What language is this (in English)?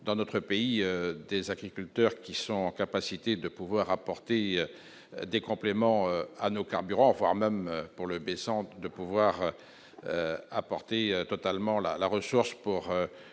French